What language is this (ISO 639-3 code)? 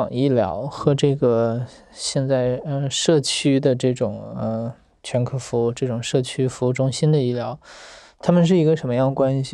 zho